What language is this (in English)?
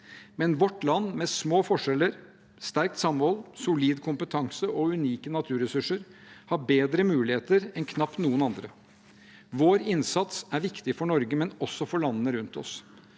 Norwegian